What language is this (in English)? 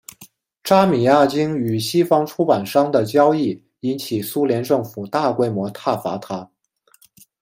Chinese